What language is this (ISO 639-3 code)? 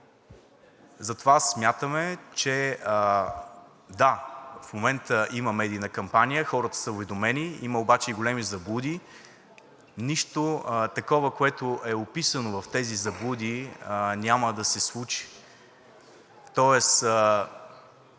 bul